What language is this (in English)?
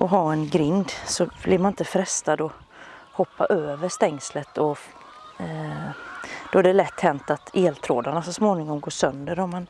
Swedish